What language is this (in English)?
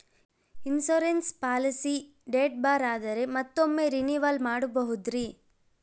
Kannada